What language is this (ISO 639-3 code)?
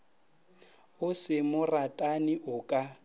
nso